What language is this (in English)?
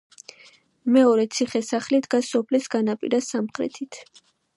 Georgian